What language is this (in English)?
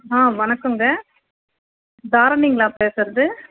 Tamil